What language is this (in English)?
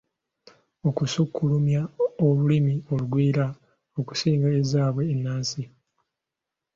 Ganda